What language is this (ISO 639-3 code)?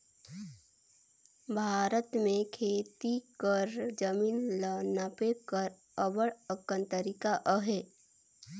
hne